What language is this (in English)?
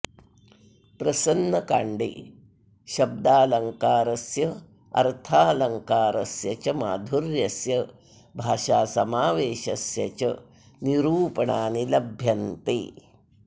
Sanskrit